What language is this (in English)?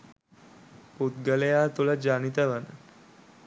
Sinhala